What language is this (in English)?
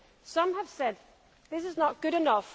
English